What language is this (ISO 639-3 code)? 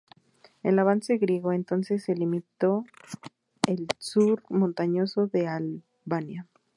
spa